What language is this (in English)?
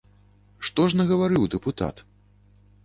Belarusian